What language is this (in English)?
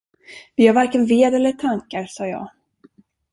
Swedish